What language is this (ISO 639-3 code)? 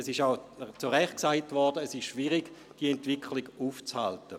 gsw